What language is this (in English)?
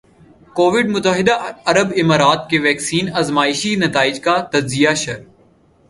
Urdu